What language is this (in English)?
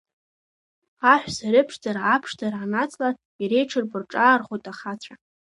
Abkhazian